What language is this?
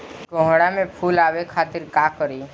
Bhojpuri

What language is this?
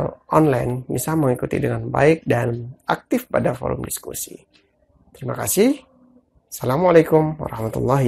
Indonesian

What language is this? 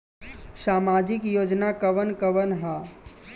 Bhojpuri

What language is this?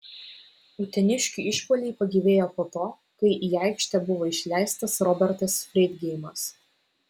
Lithuanian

